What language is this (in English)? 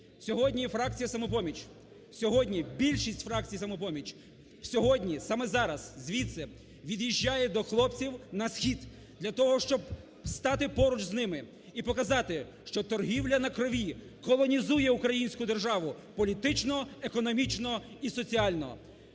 Ukrainian